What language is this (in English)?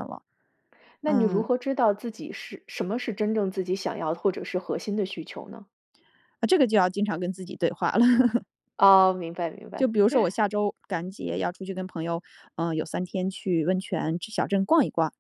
Chinese